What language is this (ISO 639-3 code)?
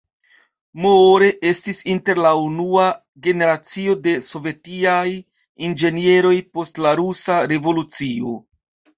epo